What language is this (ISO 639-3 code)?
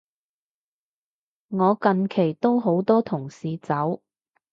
yue